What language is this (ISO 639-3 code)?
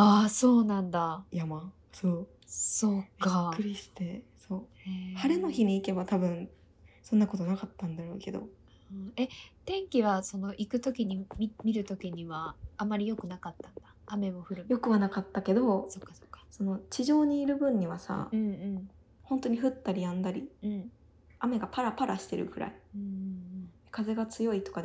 jpn